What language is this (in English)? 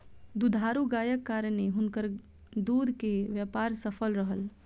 Maithili